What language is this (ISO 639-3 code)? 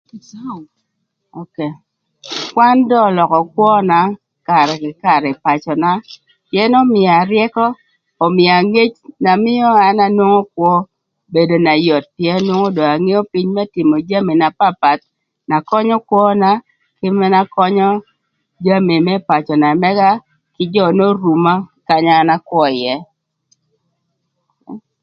lth